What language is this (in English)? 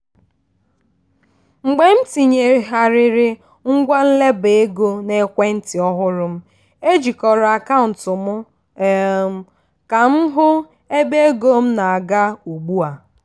Igbo